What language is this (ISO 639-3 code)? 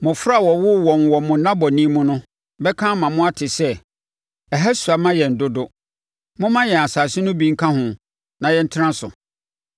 aka